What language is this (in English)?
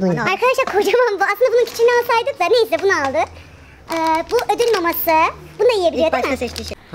Turkish